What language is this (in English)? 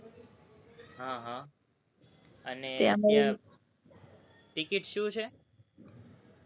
Gujarati